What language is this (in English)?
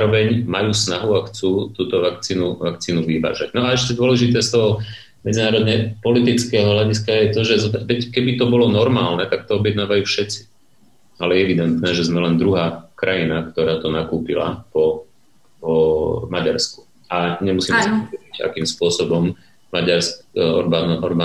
Slovak